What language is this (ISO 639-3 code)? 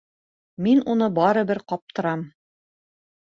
bak